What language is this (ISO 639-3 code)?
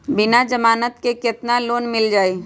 mag